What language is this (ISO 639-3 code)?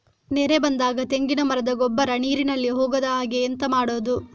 kan